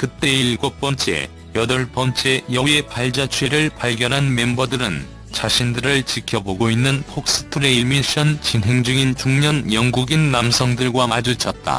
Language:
Korean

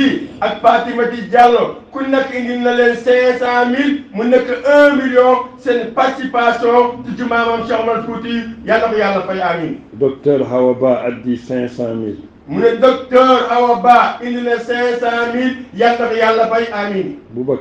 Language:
Arabic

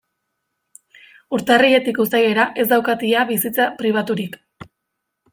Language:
Basque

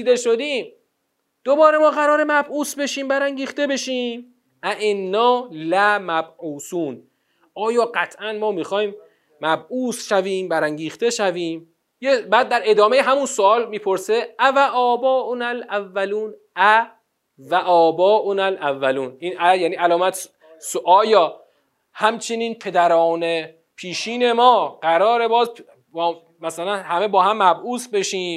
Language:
Persian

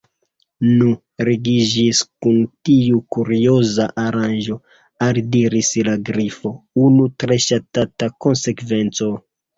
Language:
Esperanto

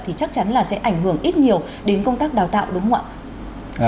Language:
Vietnamese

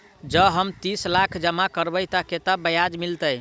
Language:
Maithili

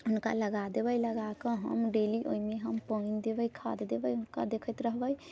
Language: Maithili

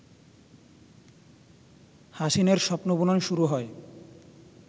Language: Bangla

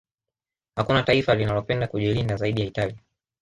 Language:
Swahili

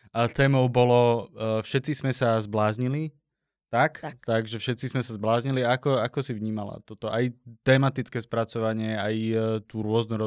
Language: Slovak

